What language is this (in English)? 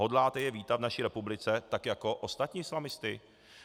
Czech